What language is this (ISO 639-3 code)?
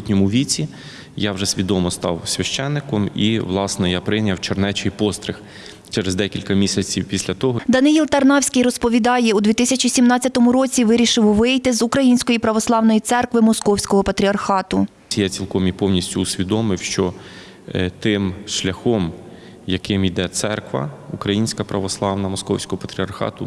ukr